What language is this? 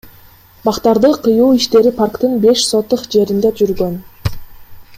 Kyrgyz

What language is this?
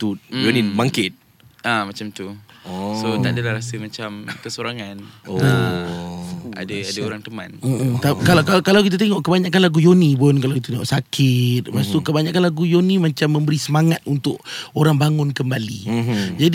Malay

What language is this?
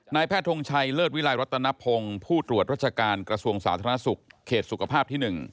Thai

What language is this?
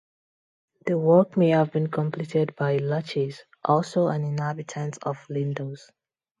English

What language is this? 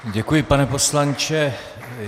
Czech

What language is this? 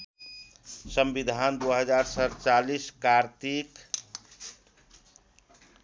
Nepali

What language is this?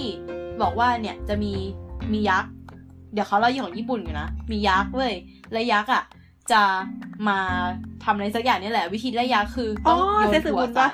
Thai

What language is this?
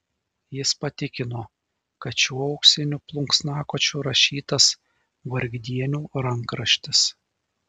Lithuanian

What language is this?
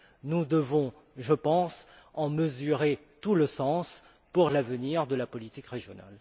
French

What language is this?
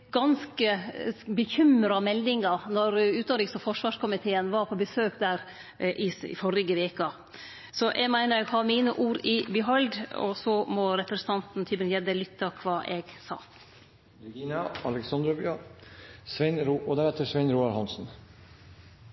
Norwegian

